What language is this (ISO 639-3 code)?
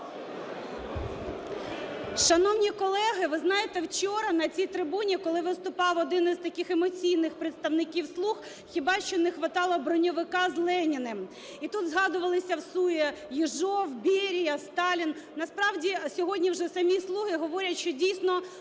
ukr